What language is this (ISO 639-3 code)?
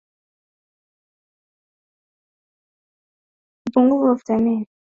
swa